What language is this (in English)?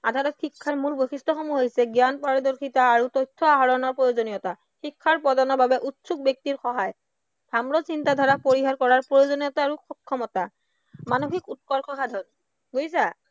Assamese